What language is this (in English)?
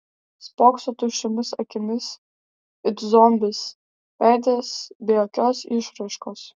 Lithuanian